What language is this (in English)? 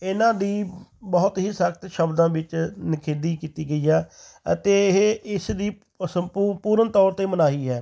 Punjabi